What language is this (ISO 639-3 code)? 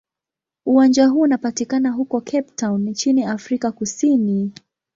swa